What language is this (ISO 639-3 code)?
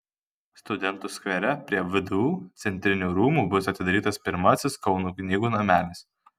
lit